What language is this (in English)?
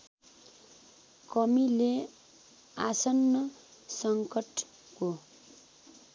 Nepali